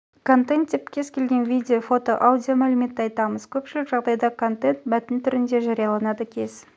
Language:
Kazakh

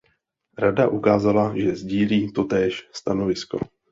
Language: Czech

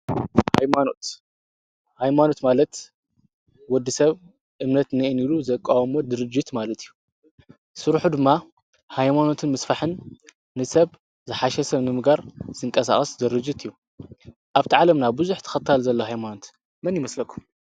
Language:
Tigrinya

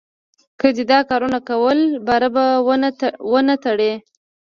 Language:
Pashto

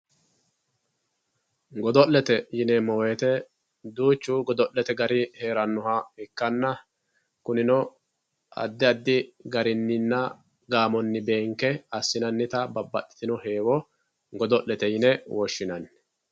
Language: Sidamo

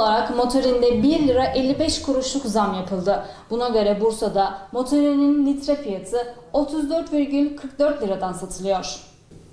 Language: Turkish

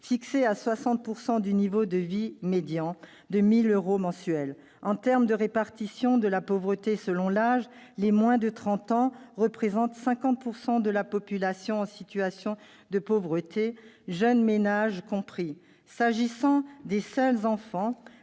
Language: French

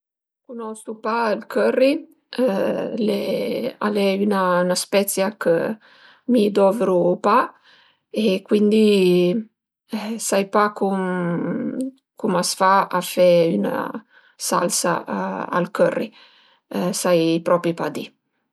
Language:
Piedmontese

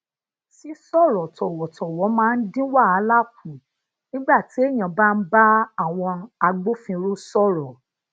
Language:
Yoruba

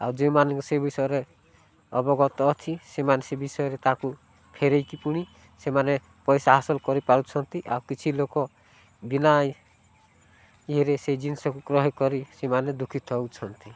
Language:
Odia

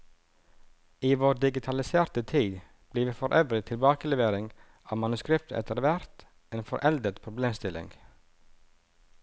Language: Norwegian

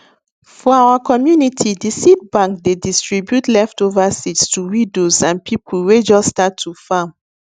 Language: Nigerian Pidgin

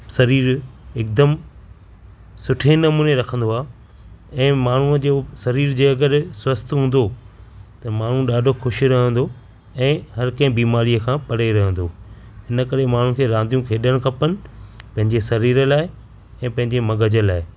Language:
Sindhi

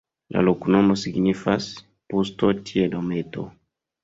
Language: Esperanto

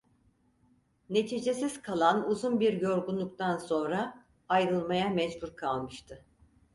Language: Turkish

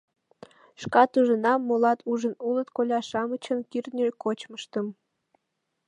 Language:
Mari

